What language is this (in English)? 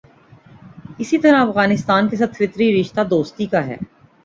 Urdu